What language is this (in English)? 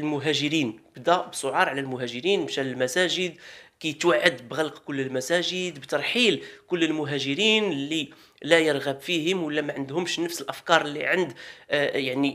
Arabic